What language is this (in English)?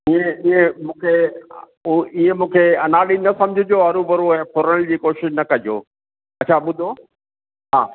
Sindhi